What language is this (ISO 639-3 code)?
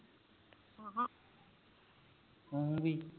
pan